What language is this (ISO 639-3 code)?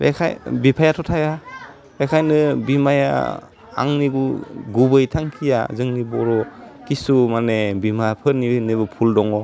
brx